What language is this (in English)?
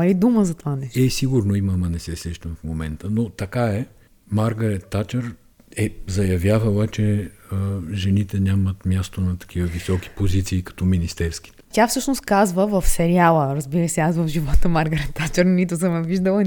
Bulgarian